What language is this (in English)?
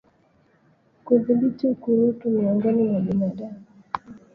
Swahili